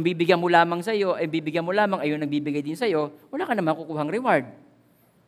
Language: Filipino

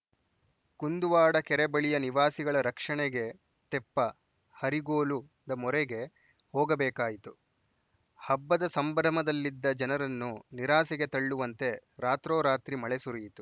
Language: Kannada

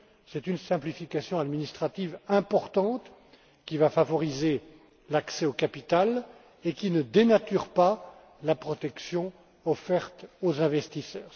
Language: French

